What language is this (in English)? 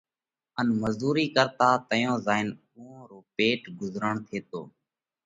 Parkari Koli